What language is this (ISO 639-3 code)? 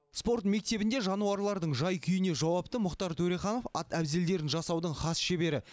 kaz